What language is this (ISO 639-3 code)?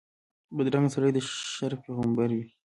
pus